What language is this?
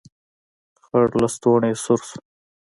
Pashto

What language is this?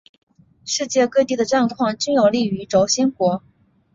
Chinese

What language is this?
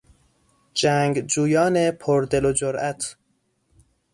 Persian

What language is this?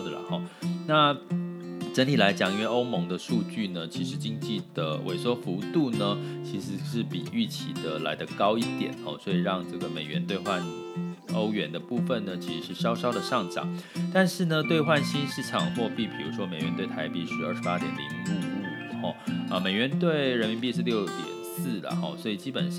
Chinese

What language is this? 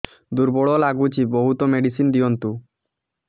Odia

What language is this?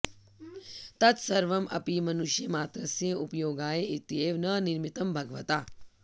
Sanskrit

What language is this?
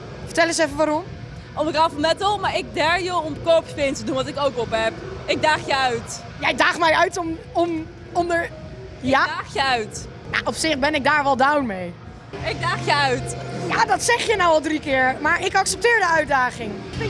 Dutch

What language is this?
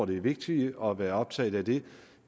Danish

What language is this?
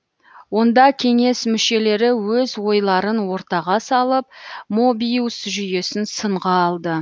Kazakh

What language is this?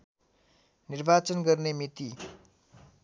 Nepali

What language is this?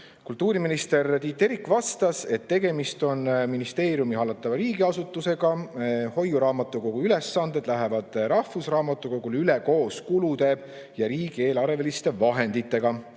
Estonian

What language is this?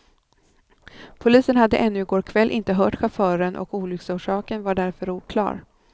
Swedish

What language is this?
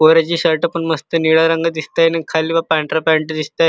Marathi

